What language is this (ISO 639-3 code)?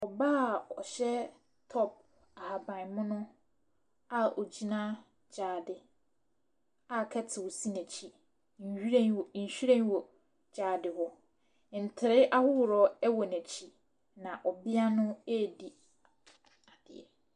aka